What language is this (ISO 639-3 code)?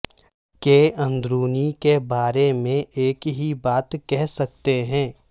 urd